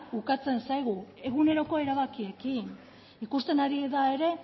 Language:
Basque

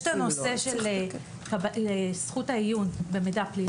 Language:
Hebrew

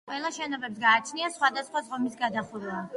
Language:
Georgian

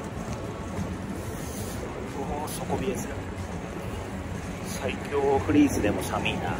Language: Japanese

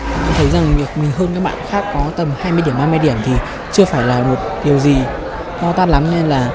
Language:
Vietnamese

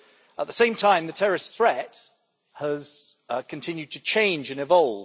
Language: English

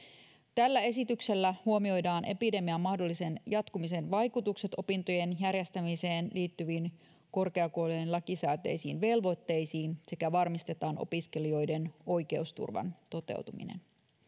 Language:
Finnish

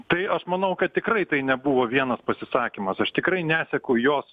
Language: Lithuanian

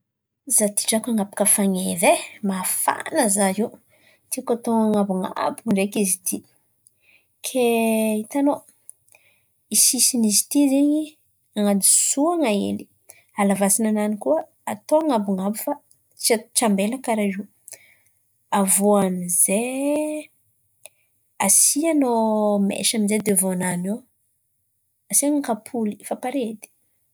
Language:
Antankarana Malagasy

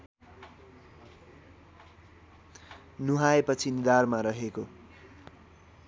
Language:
Nepali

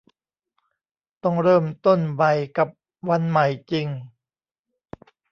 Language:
Thai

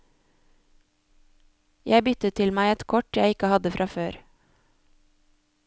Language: Norwegian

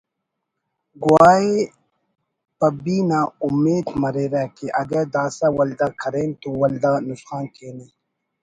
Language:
Brahui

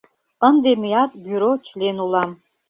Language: Mari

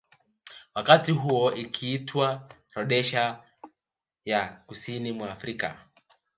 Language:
Swahili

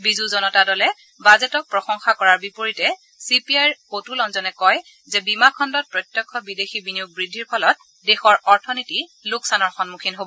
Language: Assamese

